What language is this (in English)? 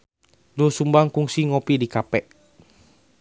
Sundanese